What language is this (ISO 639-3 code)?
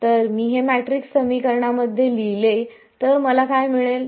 mar